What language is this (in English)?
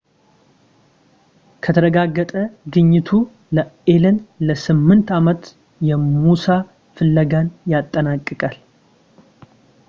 Amharic